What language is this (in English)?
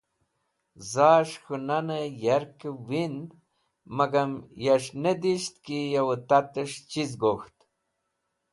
Wakhi